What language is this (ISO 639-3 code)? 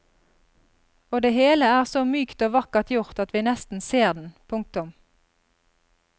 nor